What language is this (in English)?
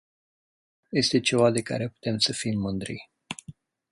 Romanian